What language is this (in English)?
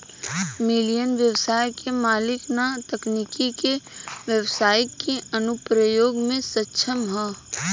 Bhojpuri